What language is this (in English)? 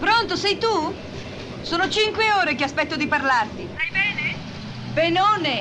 Italian